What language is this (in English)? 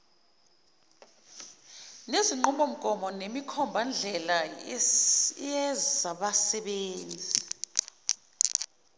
Zulu